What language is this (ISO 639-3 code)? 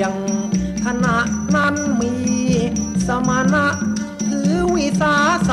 tha